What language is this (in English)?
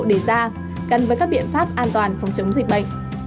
Vietnamese